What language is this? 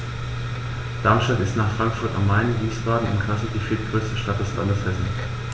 German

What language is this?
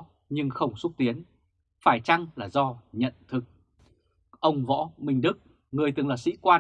Vietnamese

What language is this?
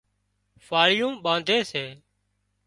Wadiyara Koli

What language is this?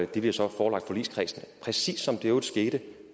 Danish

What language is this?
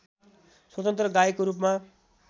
Nepali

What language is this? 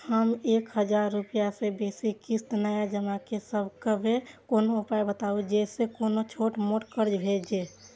Maithili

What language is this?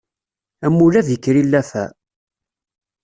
Kabyle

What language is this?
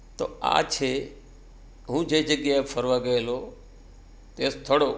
Gujarati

